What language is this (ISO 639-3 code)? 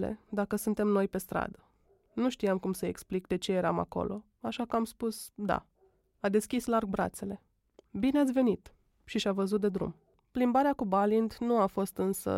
ron